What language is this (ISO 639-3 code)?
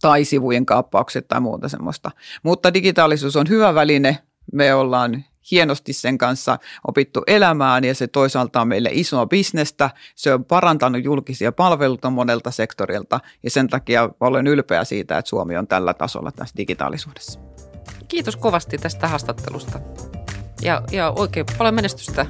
fin